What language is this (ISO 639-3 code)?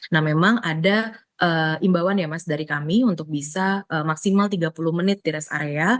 ind